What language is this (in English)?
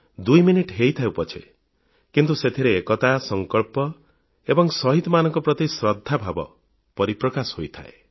Odia